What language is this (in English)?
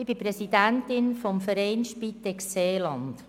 Swiss German